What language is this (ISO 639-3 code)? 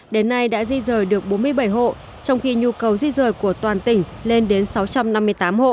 vie